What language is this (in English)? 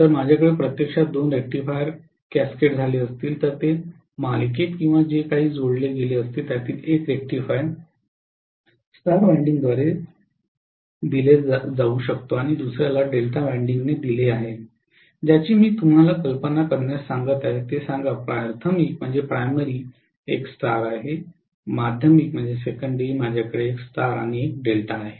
Marathi